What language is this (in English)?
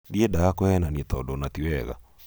Kikuyu